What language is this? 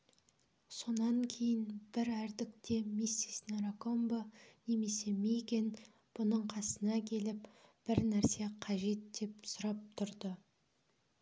Kazakh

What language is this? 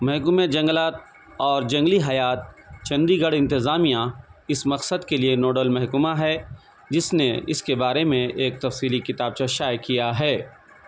Urdu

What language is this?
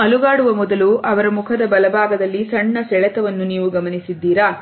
Kannada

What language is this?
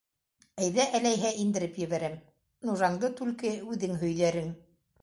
Bashkir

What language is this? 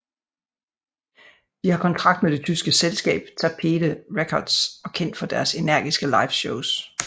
Danish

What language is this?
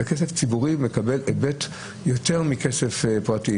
Hebrew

